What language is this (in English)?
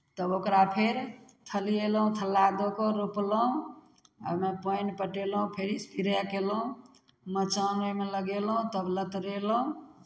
Maithili